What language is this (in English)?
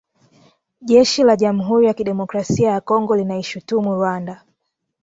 Swahili